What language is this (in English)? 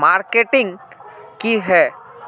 Magahi